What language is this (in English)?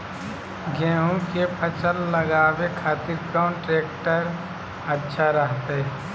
Magahi